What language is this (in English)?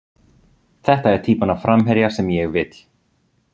Icelandic